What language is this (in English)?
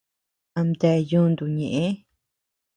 Tepeuxila Cuicatec